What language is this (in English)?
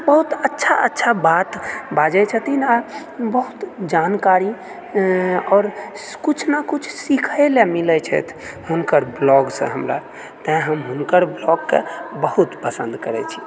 Maithili